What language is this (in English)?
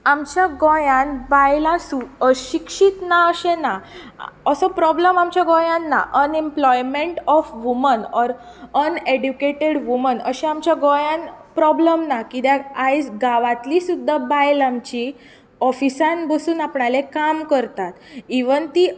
Konkani